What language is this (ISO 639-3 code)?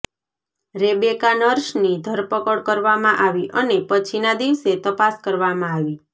guj